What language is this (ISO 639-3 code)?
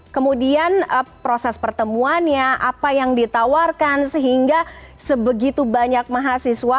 ind